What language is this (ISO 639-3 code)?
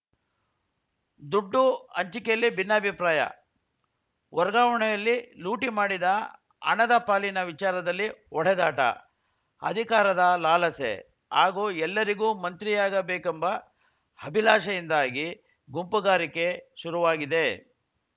kan